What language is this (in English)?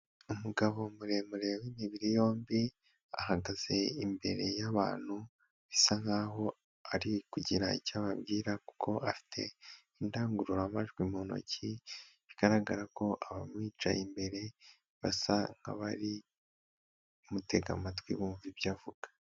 Kinyarwanda